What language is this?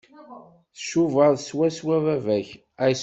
Kabyle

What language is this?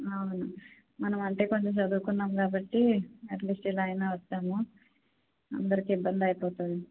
Telugu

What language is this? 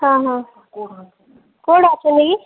Odia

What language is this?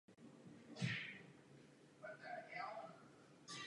Czech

